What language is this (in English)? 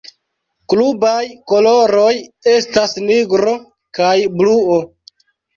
Esperanto